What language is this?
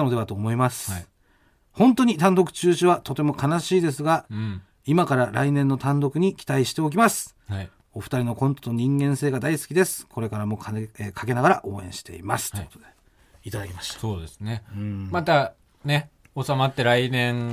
Japanese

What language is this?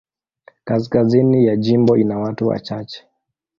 Swahili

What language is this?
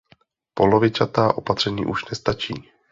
Czech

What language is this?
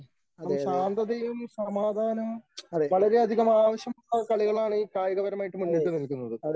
Malayalam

